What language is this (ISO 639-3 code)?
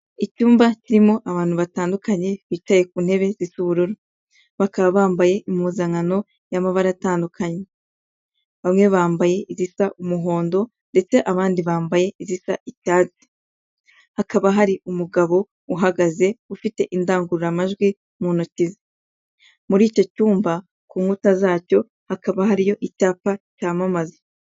kin